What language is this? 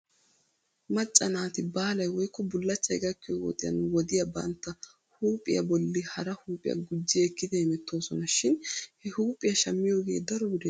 Wolaytta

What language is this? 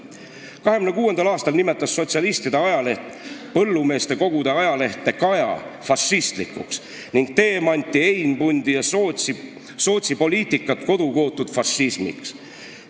Estonian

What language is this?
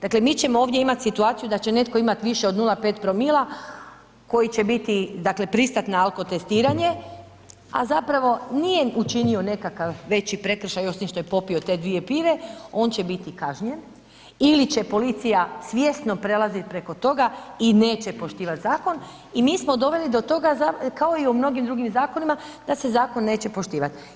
Croatian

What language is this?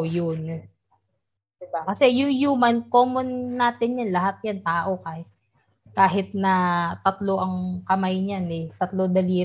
Filipino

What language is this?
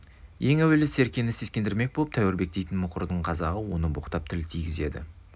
Kazakh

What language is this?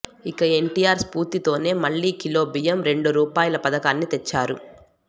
Telugu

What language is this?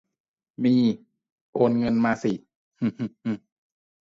Thai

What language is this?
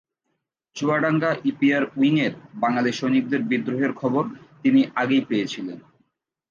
Bangla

